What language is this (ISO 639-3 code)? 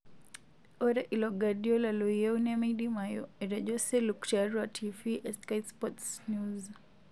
mas